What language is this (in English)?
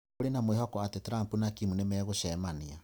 Kikuyu